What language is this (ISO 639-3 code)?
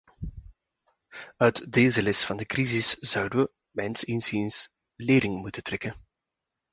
nld